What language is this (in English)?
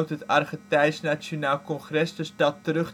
Dutch